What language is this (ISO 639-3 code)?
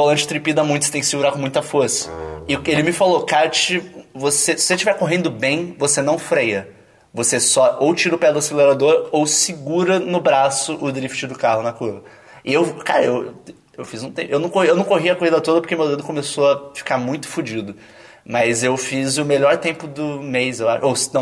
por